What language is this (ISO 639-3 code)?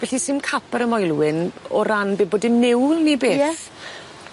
cym